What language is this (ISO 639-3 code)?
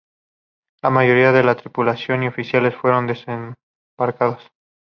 spa